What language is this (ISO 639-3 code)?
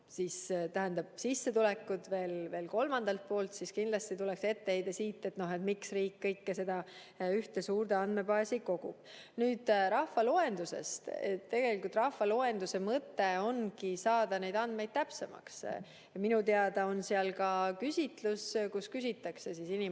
est